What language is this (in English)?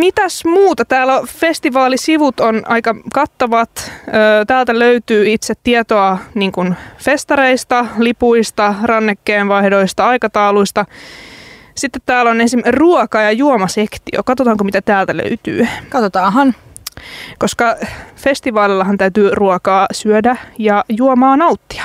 Finnish